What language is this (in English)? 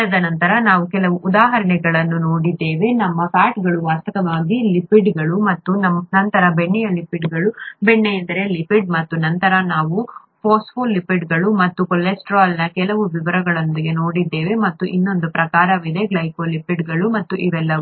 Kannada